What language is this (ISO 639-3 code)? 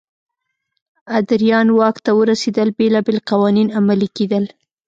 pus